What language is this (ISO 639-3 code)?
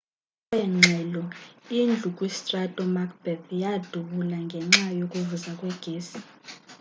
xho